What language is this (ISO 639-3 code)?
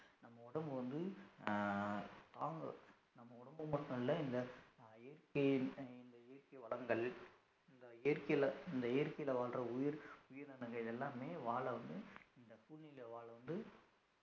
tam